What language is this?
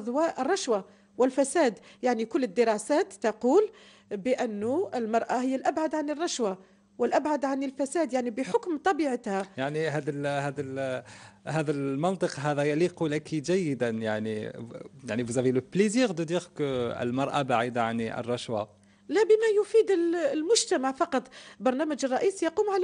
Arabic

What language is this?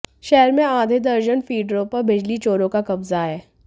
Hindi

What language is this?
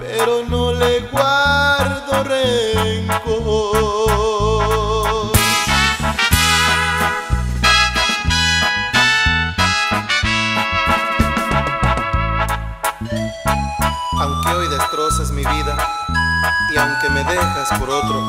Spanish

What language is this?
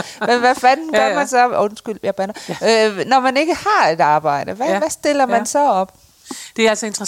Danish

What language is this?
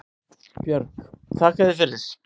Icelandic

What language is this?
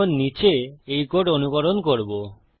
Bangla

